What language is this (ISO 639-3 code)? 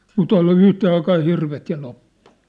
fin